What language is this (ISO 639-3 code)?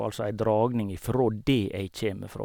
nor